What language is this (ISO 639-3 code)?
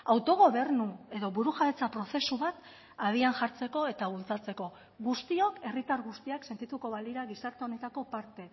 eus